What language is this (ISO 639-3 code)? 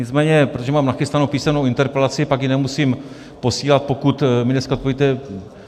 ces